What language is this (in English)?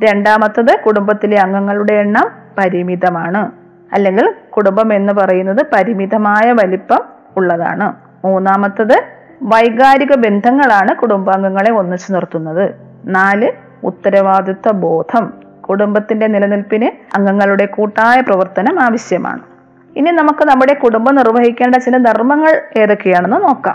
Malayalam